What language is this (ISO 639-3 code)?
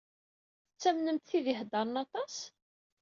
kab